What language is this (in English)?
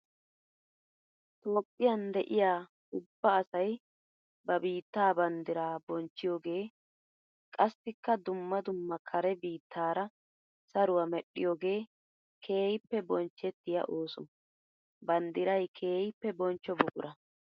Wolaytta